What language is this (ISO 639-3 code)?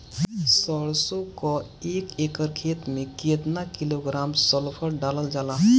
bho